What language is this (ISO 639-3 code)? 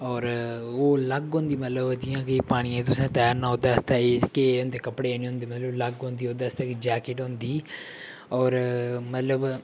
doi